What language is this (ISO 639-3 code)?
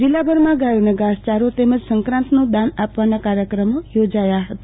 guj